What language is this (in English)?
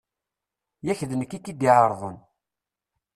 Kabyle